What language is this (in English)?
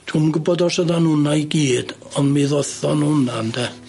Welsh